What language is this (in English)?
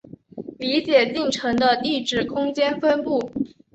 Chinese